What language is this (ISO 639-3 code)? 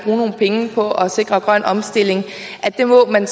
dan